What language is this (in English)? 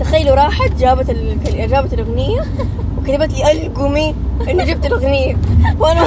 Arabic